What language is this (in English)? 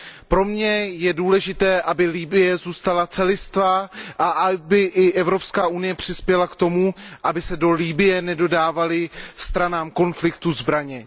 Czech